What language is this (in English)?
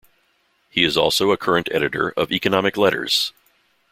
English